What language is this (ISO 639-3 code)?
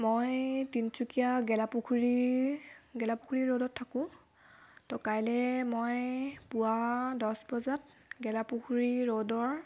asm